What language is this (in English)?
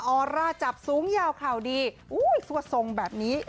Thai